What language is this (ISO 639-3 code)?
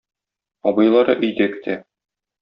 tat